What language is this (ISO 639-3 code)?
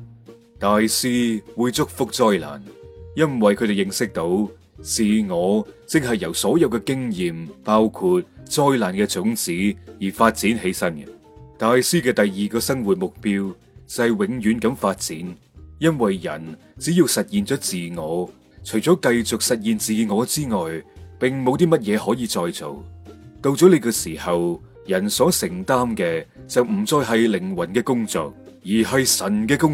zho